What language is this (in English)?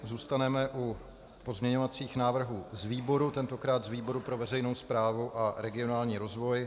Czech